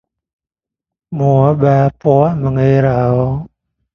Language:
Thai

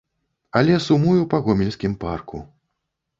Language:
Belarusian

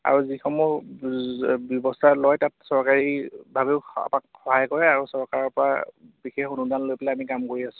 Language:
Assamese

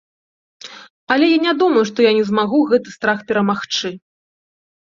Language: Belarusian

